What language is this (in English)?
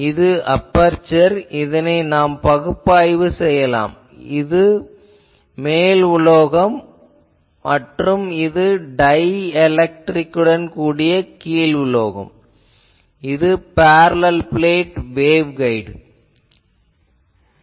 Tamil